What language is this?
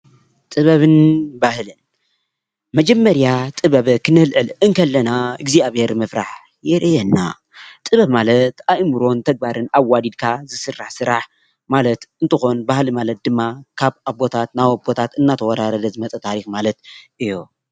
Tigrinya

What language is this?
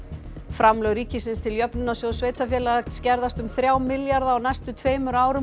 Icelandic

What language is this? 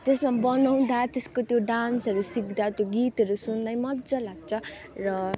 Nepali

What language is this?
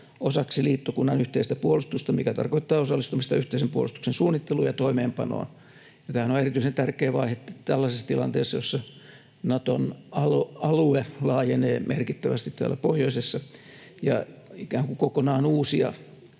Finnish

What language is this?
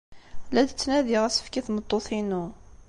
Kabyle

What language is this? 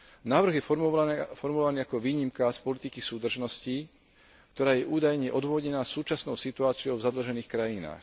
Slovak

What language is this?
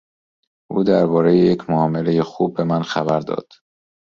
Persian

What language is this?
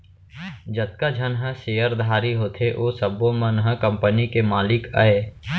Chhattisgarhi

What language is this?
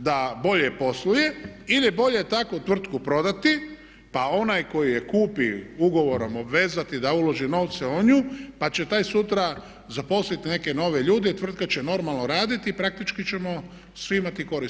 Croatian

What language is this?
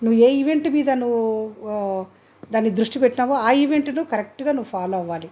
Telugu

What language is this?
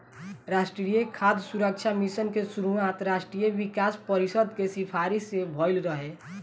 Bhojpuri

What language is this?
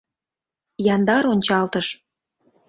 Mari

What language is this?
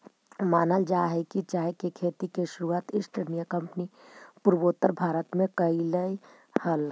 Magahi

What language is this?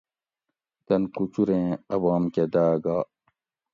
Gawri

